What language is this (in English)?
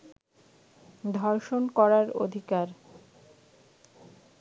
Bangla